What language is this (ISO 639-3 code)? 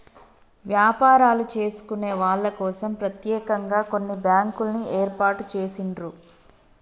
tel